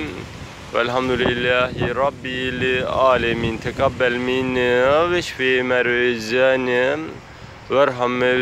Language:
Turkish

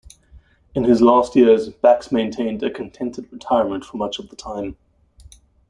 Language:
English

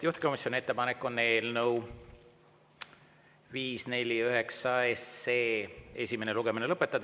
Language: Estonian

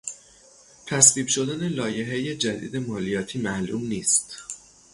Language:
Persian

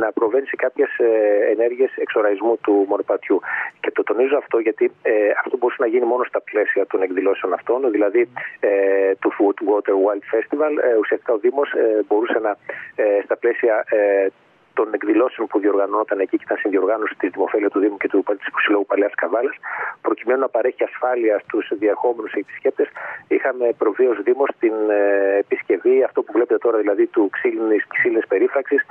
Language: Greek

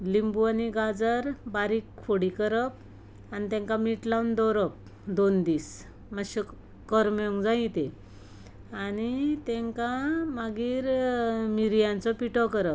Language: Konkani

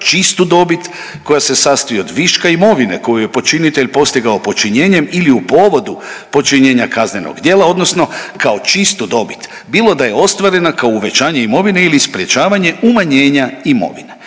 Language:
Croatian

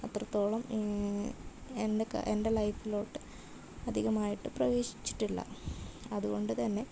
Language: Malayalam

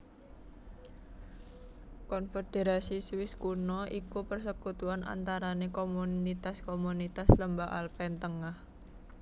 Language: Javanese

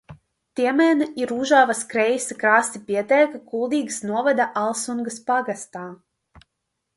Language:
Latvian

